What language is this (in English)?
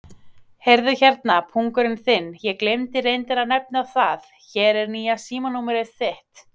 Icelandic